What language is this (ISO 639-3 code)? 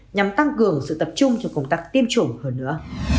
vie